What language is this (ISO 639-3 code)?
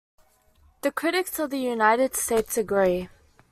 eng